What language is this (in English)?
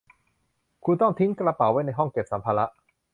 Thai